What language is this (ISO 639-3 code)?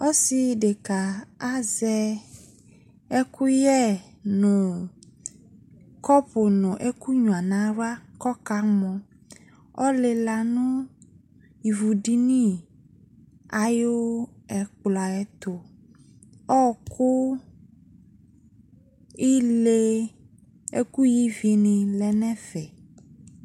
kpo